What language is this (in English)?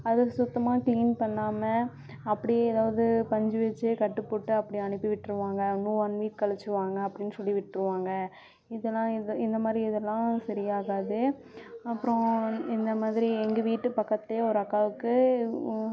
Tamil